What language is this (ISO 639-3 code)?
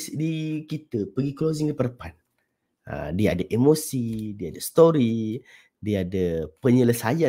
msa